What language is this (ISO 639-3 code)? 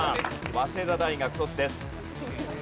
jpn